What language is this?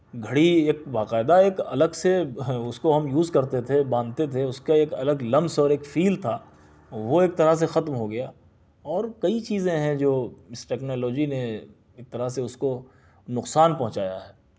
Urdu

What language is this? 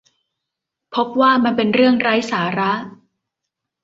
Thai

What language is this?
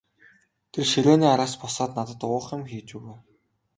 Mongolian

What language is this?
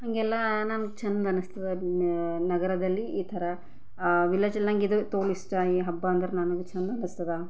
Kannada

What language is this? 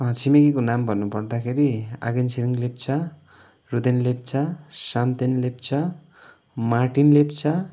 Nepali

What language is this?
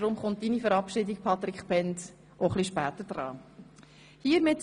Swiss German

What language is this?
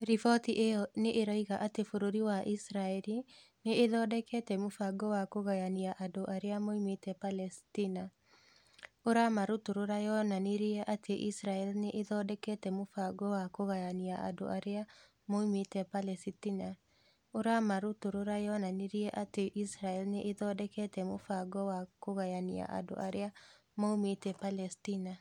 Kikuyu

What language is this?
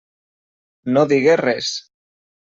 Catalan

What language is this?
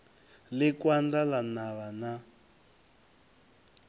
Venda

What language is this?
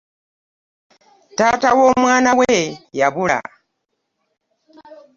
Ganda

